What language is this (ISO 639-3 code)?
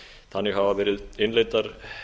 isl